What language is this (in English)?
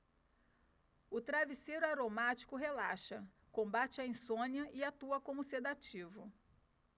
Portuguese